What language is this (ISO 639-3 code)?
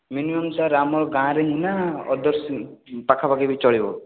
ori